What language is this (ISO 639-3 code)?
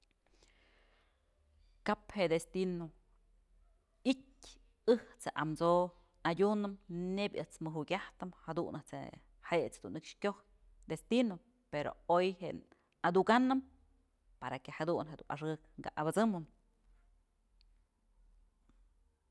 mzl